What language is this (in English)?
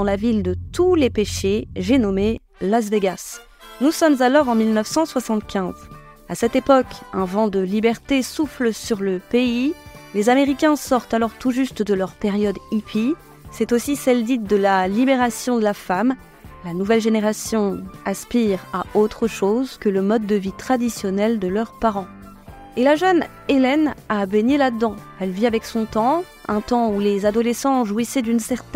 French